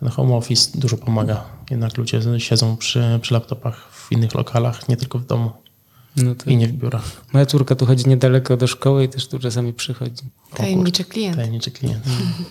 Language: Polish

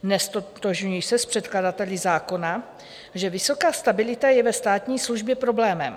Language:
Czech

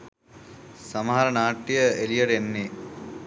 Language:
Sinhala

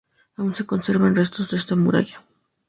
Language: Spanish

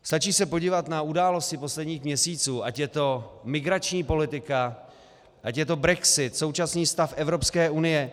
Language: Czech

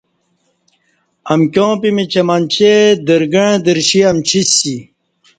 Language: Kati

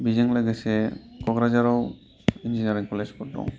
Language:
Bodo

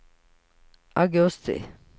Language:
Swedish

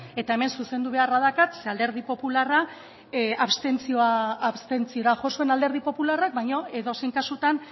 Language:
Basque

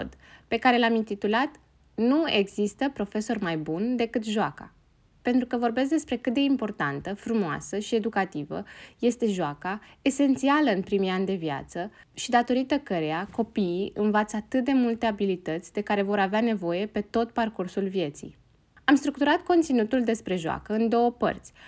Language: Romanian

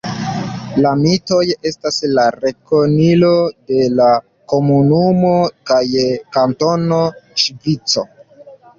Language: Esperanto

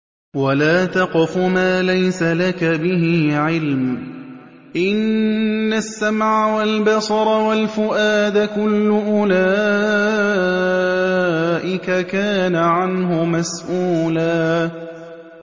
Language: Arabic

